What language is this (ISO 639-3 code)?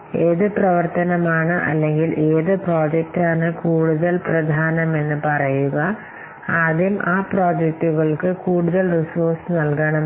mal